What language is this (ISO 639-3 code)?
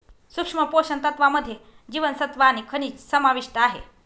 mar